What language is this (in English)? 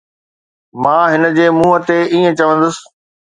Sindhi